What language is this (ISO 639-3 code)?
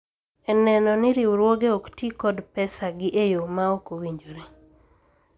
luo